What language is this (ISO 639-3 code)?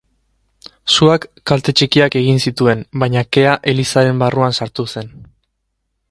eus